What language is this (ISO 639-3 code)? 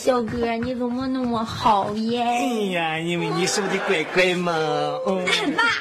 zho